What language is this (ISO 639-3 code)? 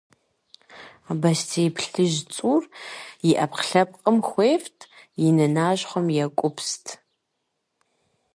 kbd